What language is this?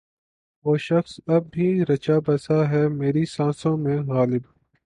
Urdu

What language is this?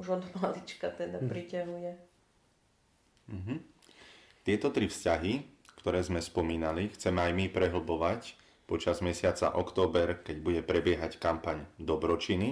Slovak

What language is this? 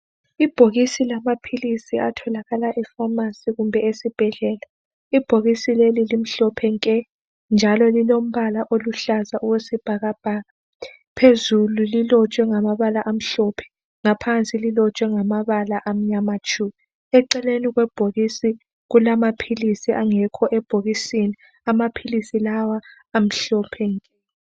North Ndebele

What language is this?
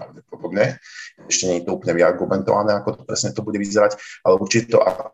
Slovak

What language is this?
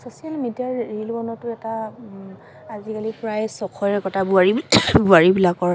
Assamese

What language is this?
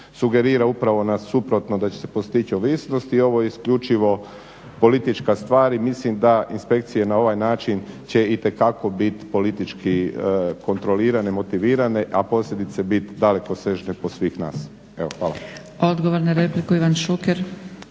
Croatian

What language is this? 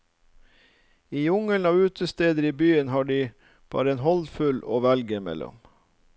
Norwegian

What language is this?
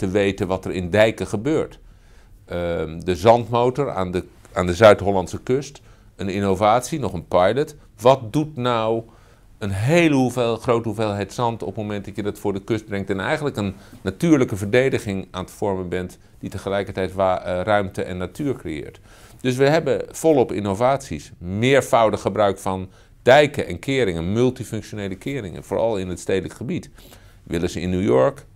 Dutch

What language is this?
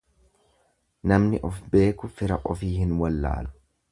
Oromo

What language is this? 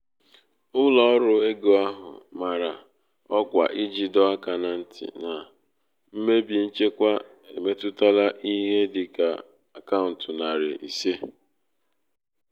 Igbo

